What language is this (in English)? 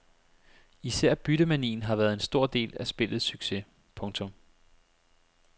Danish